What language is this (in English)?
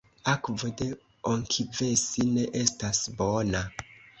Esperanto